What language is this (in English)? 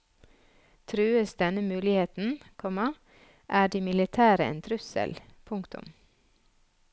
Norwegian